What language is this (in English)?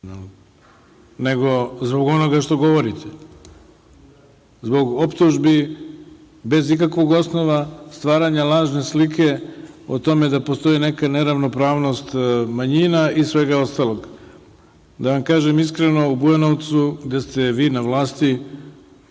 Serbian